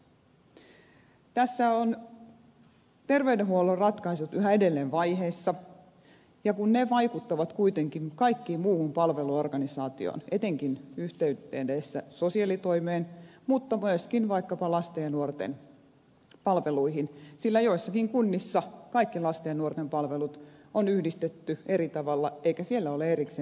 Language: Finnish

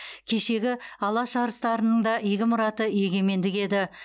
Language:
Kazakh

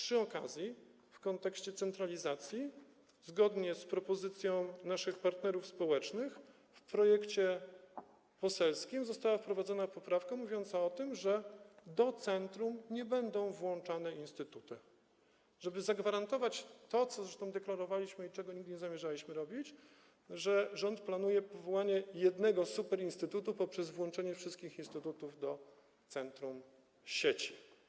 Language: Polish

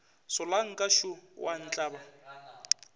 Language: Northern Sotho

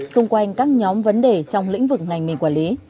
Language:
Vietnamese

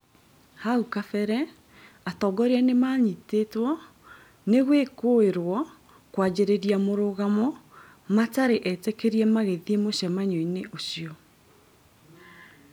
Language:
Kikuyu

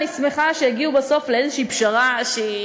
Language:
Hebrew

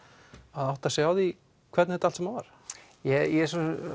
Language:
Icelandic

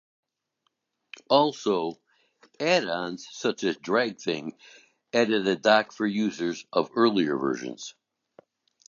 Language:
English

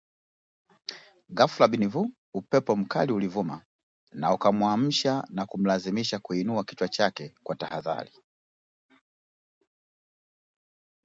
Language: Swahili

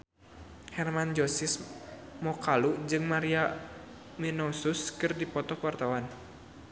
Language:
Sundanese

